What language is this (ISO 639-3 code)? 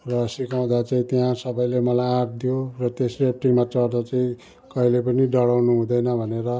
nep